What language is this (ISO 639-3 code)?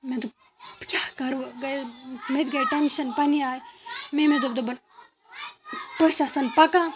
kas